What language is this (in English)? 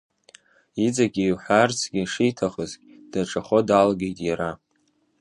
Abkhazian